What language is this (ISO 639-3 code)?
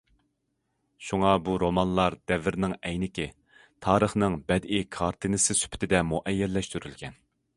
uig